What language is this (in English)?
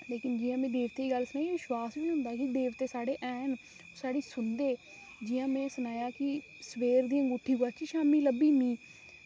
Dogri